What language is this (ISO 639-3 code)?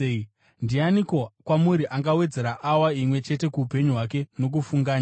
sna